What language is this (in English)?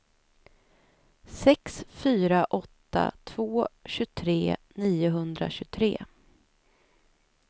Swedish